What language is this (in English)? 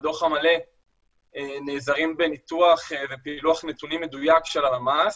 Hebrew